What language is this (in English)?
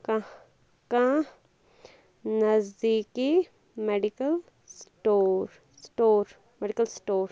Kashmiri